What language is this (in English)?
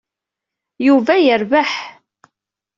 Kabyle